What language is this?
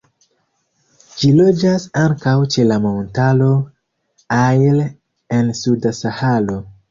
Esperanto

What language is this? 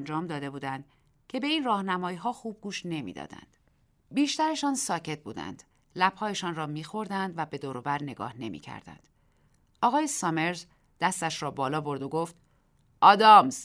Persian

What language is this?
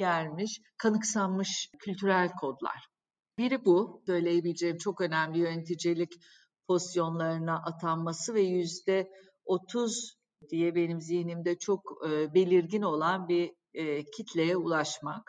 Turkish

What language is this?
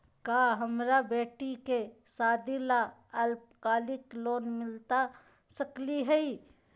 Magahi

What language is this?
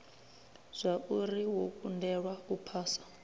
Venda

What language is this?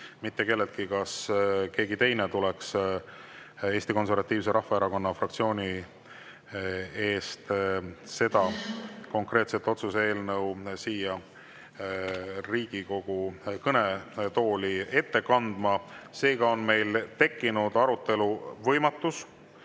Estonian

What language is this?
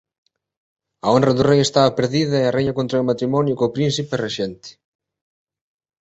Galician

